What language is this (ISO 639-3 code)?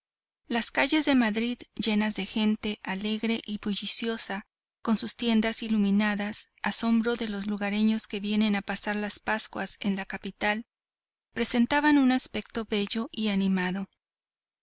spa